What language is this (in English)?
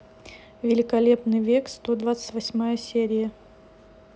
Russian